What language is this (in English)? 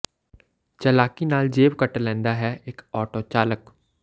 Punjabi